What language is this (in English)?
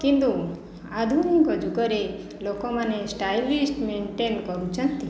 Odia